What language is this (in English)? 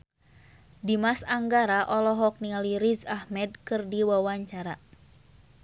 Sundanese